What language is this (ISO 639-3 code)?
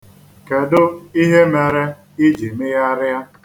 ibo